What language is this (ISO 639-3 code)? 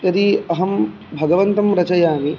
san